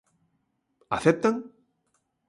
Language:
Galician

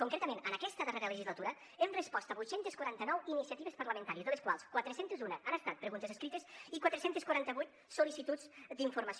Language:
Catalan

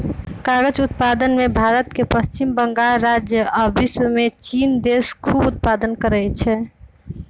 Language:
Magahi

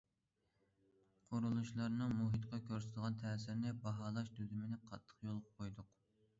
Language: Uyghur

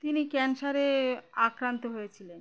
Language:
Bangla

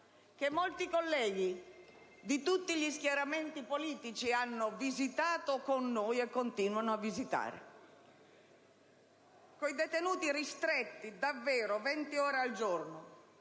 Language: Italian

